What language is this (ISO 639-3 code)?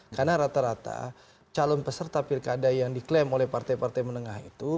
ind